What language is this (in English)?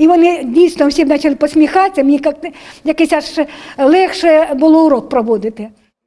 Ukrainian